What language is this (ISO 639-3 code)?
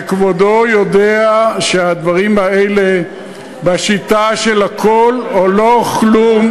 heb